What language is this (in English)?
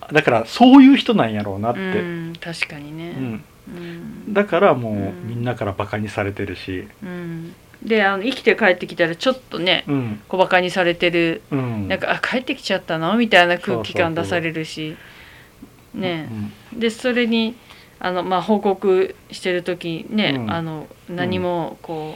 Japanese